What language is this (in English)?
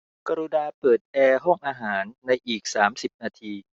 Thai